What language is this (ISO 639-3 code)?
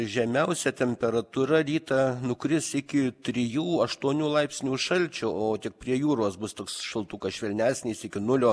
lit